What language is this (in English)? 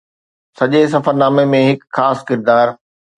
Sindhi